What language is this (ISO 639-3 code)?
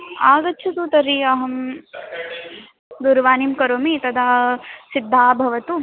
san